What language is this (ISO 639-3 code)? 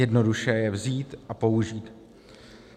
ces